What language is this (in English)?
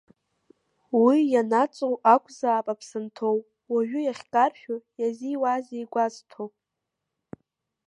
Abkhazian